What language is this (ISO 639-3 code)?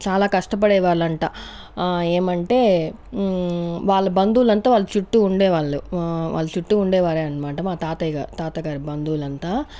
tel